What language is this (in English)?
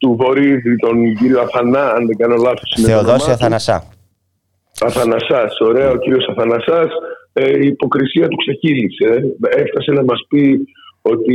Greek